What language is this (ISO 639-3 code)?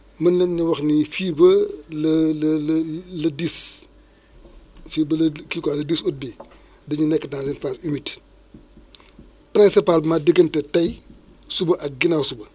wol